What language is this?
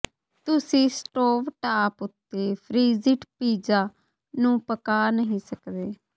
Punjabi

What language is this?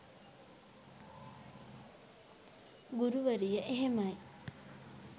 Sinhala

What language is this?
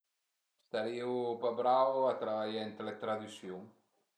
Piedmontese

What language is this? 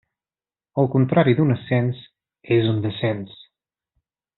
Catalan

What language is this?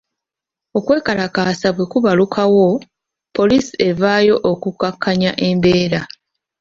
Ganda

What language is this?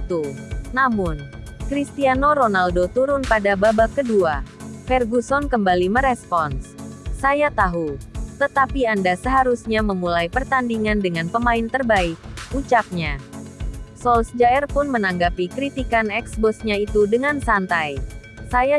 Indonesian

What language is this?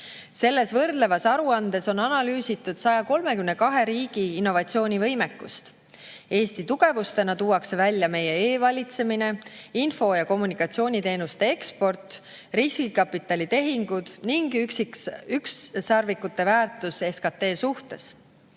Estonian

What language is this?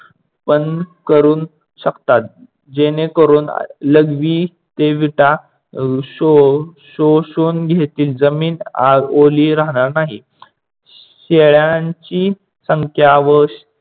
Marathi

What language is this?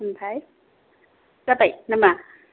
Bodo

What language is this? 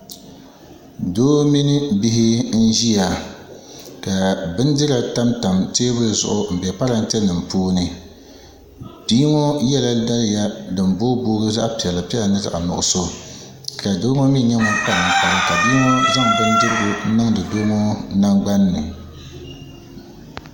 Dagbani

